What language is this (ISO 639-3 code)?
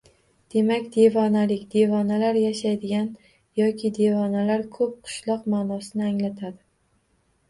uzb